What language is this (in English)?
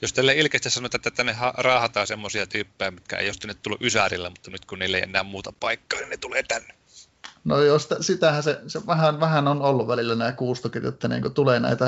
Finnish